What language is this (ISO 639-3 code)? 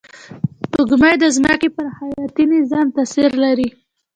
pus